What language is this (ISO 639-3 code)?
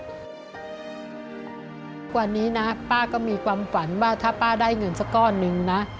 tha